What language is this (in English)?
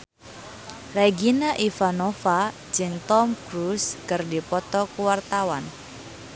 Sundanese